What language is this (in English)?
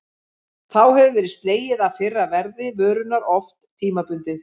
Icelandic